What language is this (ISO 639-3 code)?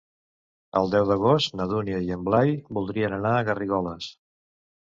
cat